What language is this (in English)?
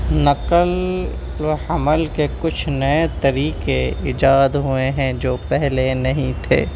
Urdu